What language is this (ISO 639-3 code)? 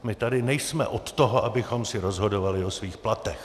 ces